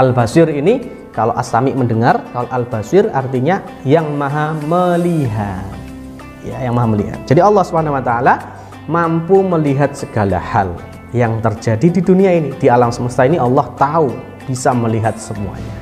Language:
Indonesian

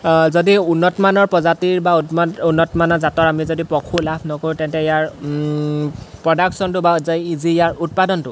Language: Assamese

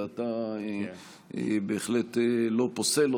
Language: Hebrew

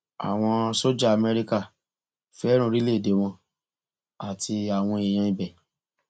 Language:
Yoruba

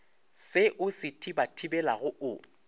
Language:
Northern Sotho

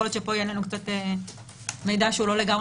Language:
Hebrew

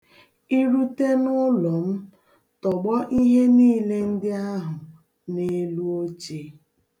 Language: Igbo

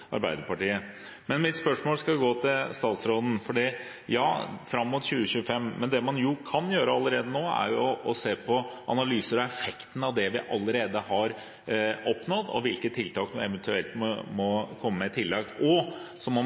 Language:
Norwegian Bokmål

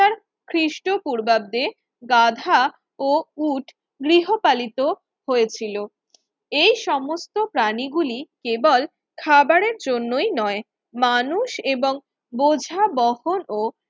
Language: Bangla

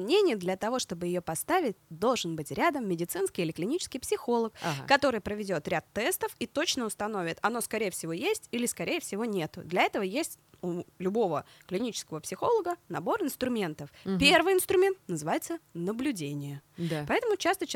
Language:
Russian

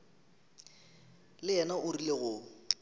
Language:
Northern Sotho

